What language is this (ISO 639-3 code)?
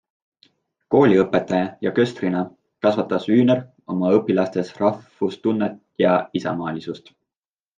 est